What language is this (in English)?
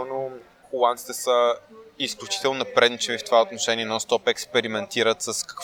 Bulgarian